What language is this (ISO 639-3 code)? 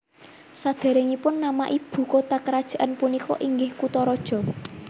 jav